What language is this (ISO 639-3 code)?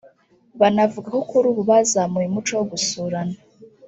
kin